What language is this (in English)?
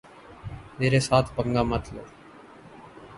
Urdu